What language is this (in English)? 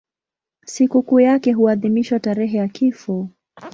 Swahili